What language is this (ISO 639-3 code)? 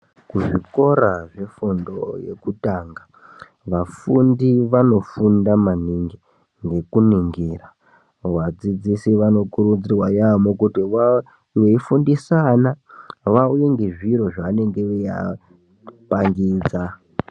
ndc